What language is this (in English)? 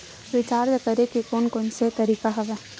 Chhattisgarhi